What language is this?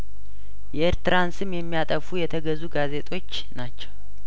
Amharic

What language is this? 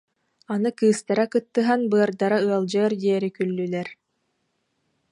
Yakut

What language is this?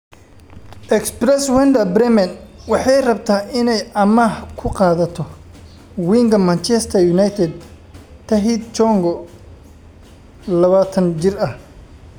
Somali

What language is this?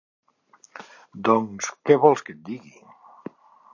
Catalan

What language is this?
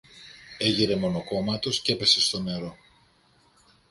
Greek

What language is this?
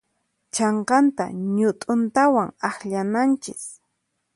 Puno Quechua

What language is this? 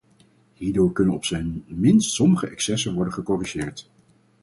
Dutch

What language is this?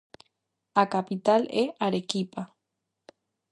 Galician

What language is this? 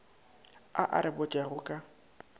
Northern Sotho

